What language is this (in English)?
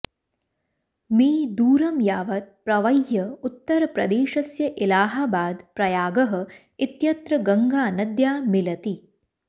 Sanskrit